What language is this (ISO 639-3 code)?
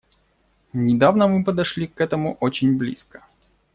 rus